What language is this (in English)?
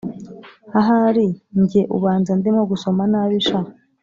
Kinyarwanda